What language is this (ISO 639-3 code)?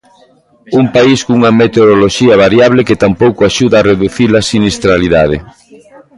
glg